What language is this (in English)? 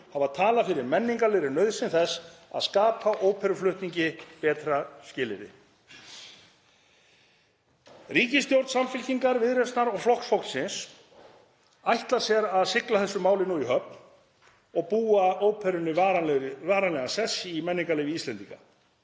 Icelandic